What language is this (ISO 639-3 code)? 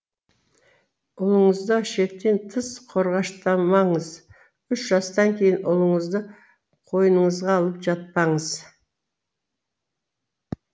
kaz